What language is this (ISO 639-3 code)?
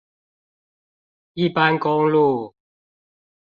zho